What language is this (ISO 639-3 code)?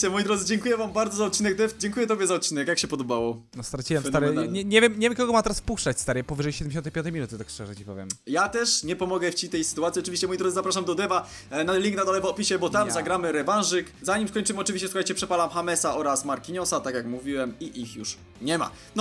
pol